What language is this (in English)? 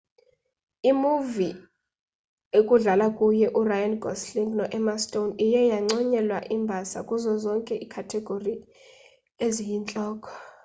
Xhosa